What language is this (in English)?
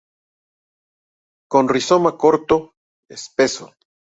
Spanish